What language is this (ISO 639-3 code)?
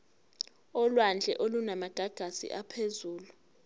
zul